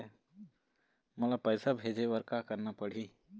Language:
Chhattisgarhi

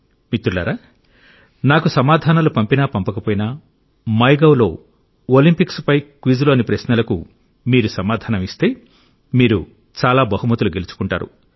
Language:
Telugu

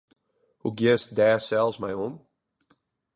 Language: Western Frisian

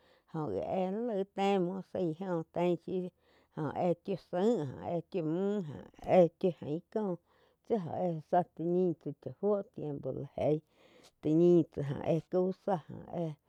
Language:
Quiotepec Chinantec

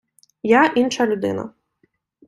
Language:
Ukrainian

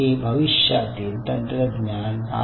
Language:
Marathi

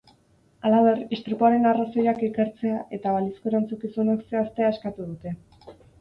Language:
Basque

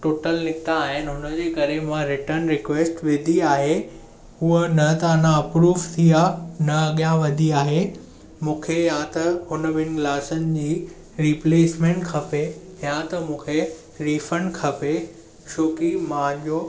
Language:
Sindhi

